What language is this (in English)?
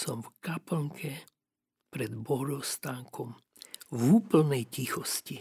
Slovak